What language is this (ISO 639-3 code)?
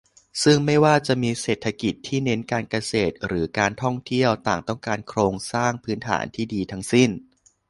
tha